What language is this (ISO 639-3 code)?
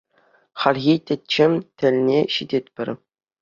chv